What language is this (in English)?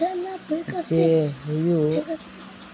Santali